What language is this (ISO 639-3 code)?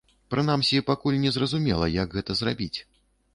bel